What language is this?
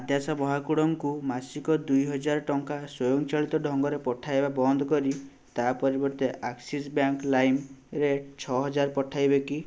Odia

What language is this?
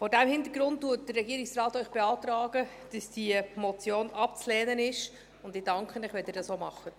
Swiss German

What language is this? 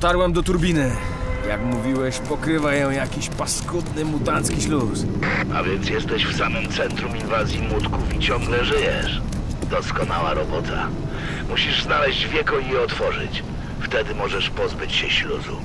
Polish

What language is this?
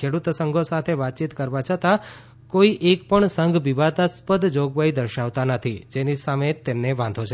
Gujarati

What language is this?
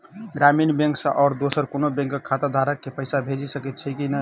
Maithili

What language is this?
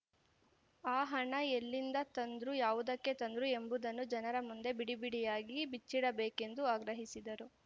Kannada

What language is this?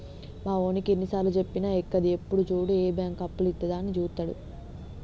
Telugu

